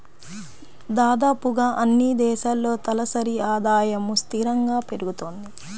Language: Telugu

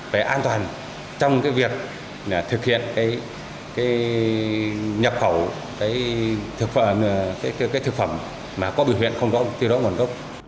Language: Vietnamese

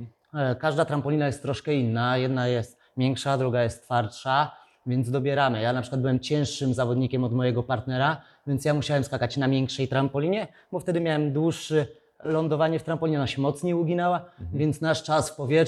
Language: Polish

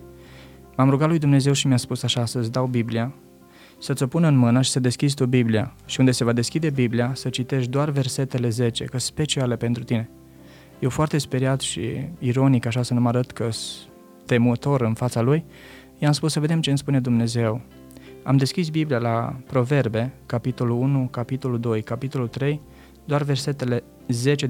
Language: Romanian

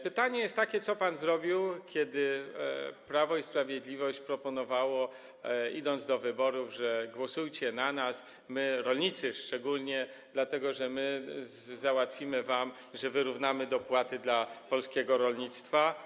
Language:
Polish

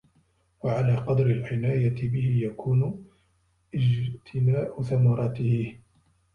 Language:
Arabic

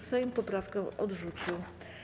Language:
Polish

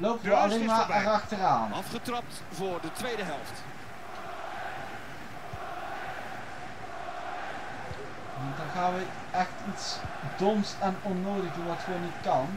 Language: Dutch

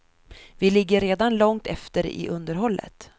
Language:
Swedish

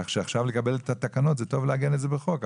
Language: Hebrew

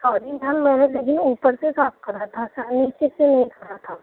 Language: Urdu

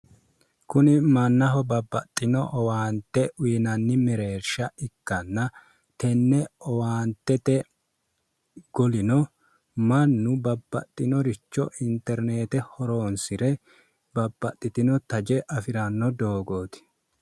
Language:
Sidamo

